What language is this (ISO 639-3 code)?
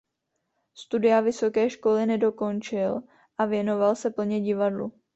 ces